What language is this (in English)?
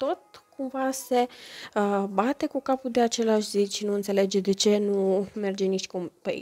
Romanian